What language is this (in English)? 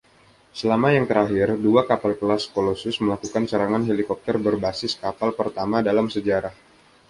Indonesian